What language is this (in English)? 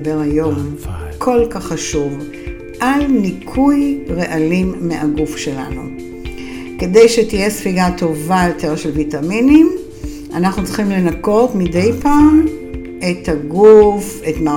Hebrew